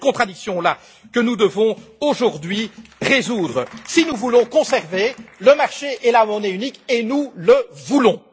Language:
French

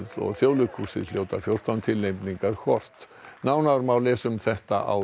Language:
Icelandic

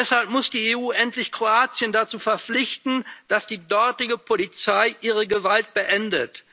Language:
German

